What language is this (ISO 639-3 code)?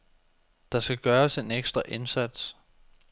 dan